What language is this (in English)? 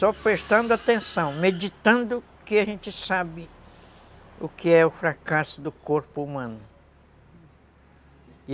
Portuguese